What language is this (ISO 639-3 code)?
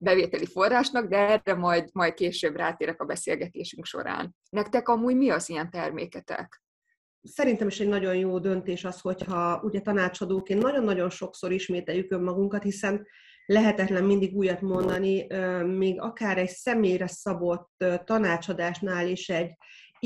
hun